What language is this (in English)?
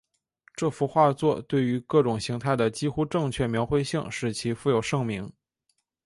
Chinese